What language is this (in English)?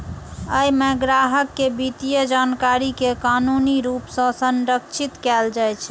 Maithili